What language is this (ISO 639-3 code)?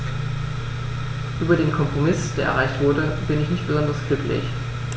deu